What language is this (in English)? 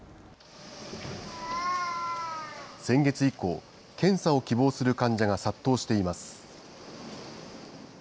Japanese